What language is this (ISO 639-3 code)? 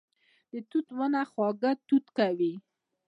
pus